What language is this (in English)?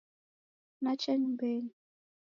Taita